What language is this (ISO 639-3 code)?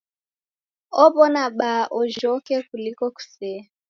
dav